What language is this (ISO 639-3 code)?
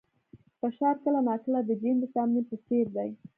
pus